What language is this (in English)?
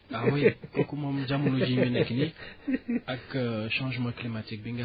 Wolof